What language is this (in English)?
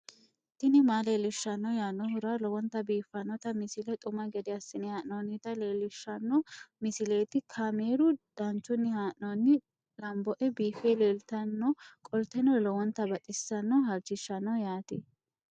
Sidamo